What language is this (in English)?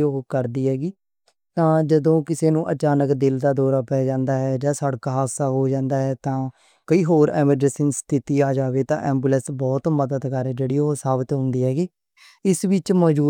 Western Panjabi